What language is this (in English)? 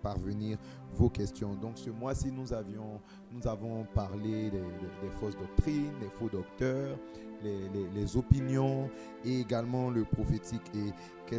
French